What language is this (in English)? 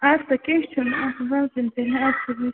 Kashmiri